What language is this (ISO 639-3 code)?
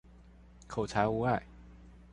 zho